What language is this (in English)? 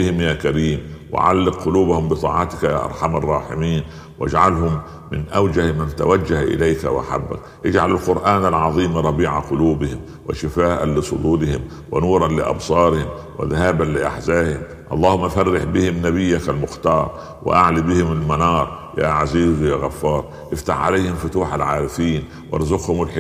Arabic